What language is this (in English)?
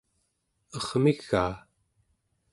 Central Yupik